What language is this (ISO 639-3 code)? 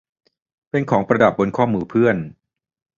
tha